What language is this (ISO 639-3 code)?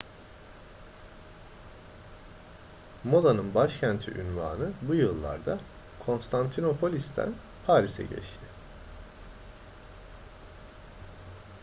tur